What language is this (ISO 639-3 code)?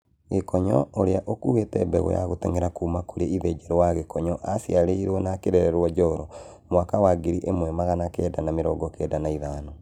kik